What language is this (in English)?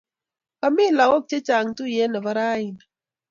Kalenjin